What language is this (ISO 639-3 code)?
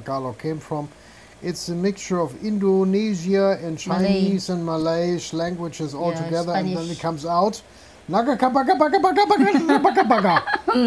eng